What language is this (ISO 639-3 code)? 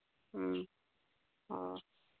mni